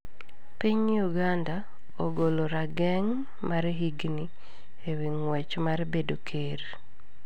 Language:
Luo (Kenya and Tanzania)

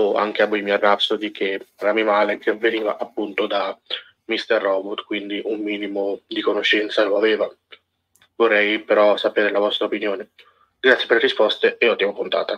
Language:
Italian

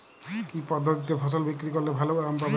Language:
Bangla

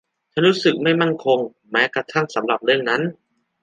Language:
Thai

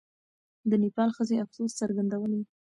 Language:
Pashto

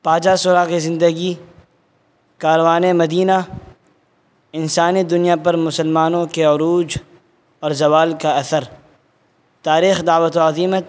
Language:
Urdu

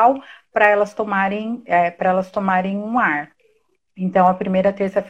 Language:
Portuguese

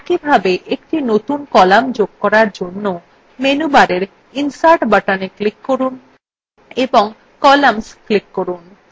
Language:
Bangla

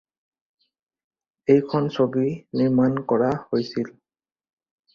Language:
Assamese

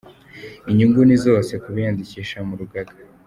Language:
Kinyarwanda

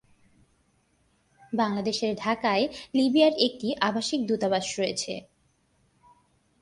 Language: Bangla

